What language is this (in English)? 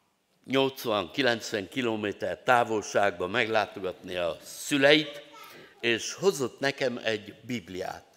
Hungarian